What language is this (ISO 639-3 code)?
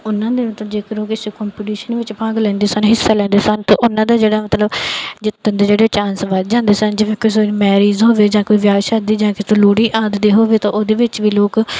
pan